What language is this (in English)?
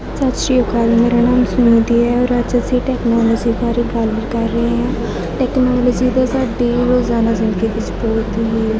Punjabi